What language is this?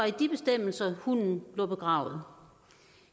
Danish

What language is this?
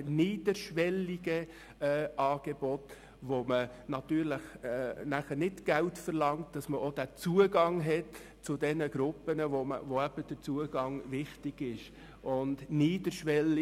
Swiss German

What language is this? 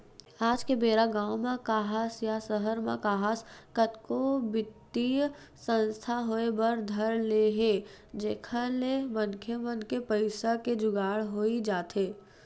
Chhattisgarhi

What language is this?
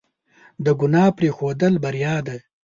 Pashto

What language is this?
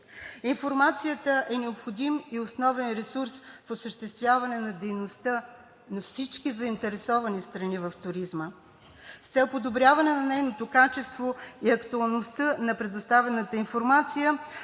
Bulgarian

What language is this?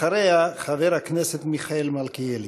Hebrew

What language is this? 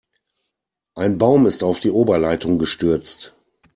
German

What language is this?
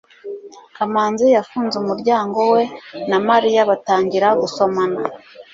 Kinyarwanda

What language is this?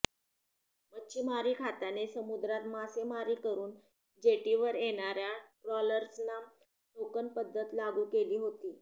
Marathi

